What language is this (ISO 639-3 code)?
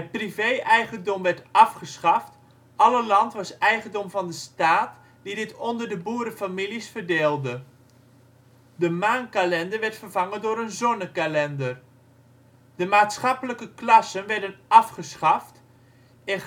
nld